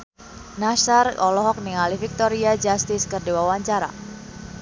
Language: Sundanese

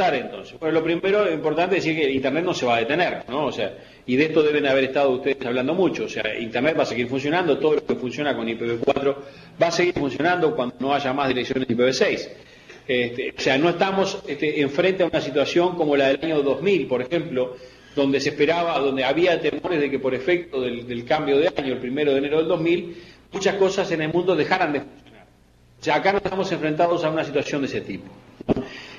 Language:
Spanish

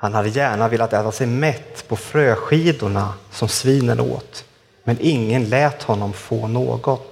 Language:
Swedish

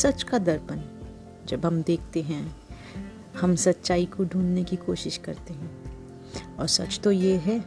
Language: Hindi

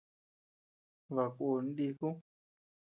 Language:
Tepeuxila Cuicatec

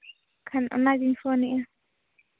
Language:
Santali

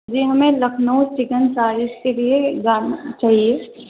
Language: Urdu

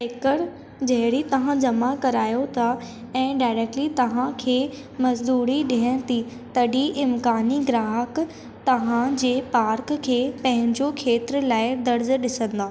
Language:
Sindhi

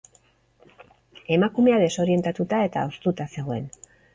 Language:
Basque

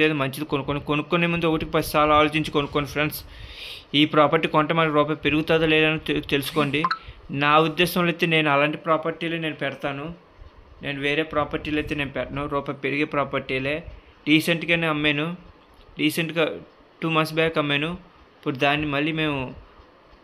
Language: Telugu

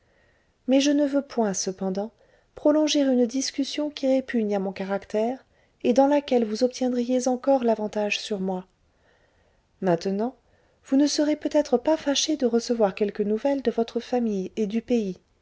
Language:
French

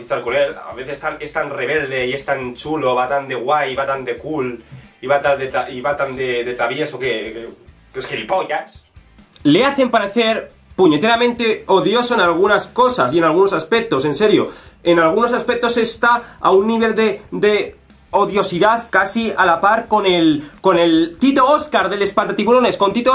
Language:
Spanish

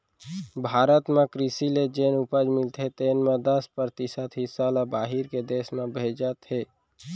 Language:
Chhattisgarhi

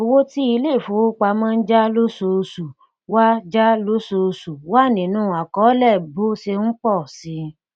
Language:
Yoruba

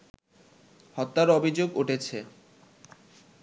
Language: Bangla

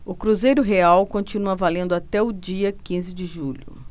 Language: Portuguese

